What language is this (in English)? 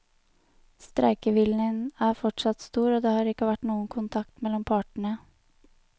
Norwegian